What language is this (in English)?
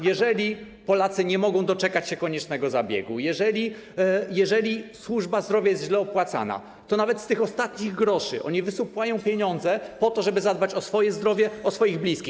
Polish